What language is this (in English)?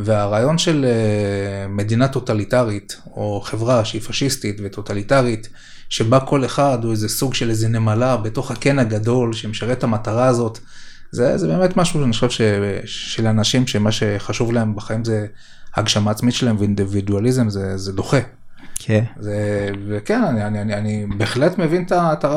Hebrew